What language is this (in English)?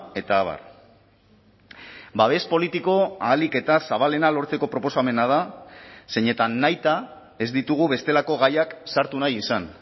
Basque